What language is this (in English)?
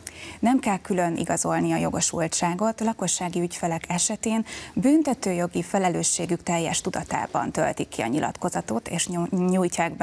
Hungarian